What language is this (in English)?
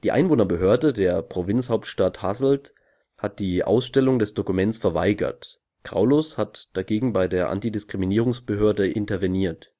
German